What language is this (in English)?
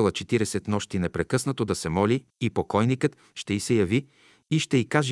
Bulgarian